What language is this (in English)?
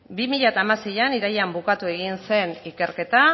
Basque